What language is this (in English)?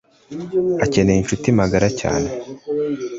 Kinyarwanda